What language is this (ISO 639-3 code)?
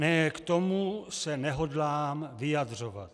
ces